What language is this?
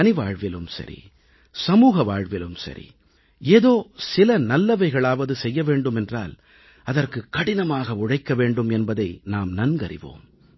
Tamil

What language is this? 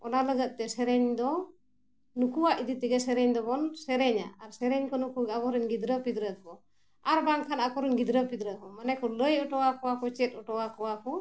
Santali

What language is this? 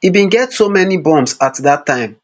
Nigerian Pidgin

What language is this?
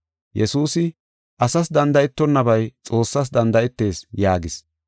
Gofa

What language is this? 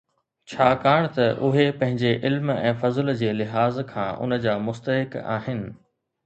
Sindhi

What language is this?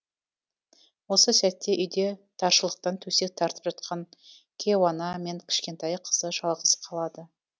Kazakh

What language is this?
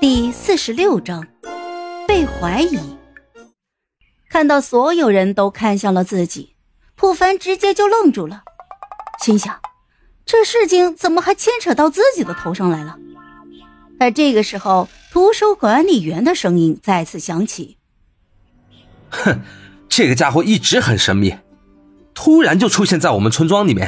Chinese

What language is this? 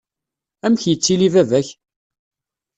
Kabyle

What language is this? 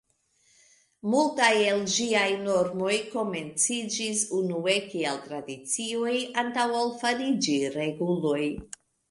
Esperanto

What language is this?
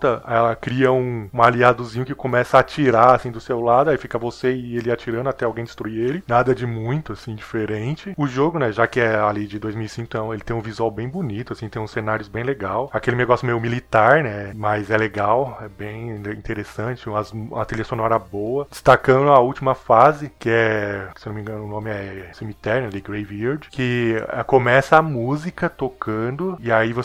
Portuguese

